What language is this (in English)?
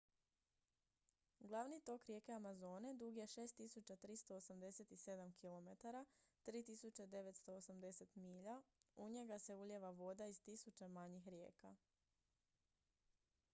Croatian